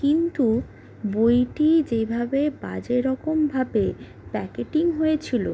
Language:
Bangla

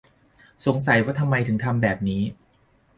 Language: Thai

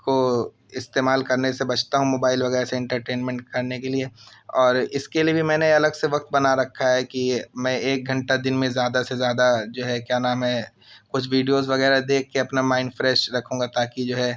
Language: Urdu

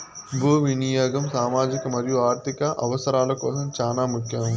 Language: Telugu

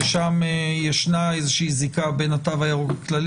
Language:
Hebrew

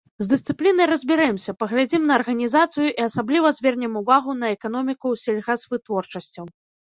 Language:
Belarusian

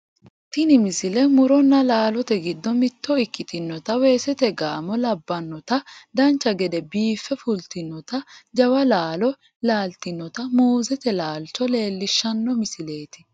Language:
Sidamo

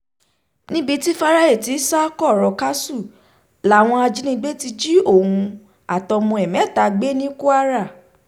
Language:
Yoruba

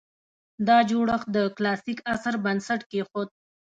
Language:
Pashto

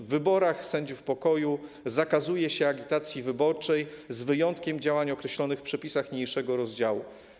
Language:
Polish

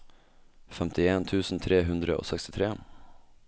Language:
Norwegian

